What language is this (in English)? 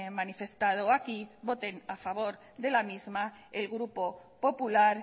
Spanish